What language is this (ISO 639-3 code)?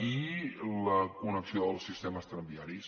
cat